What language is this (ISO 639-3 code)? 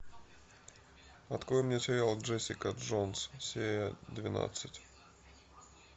rus